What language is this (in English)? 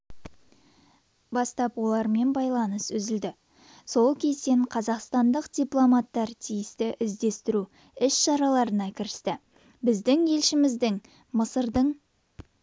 Kazakh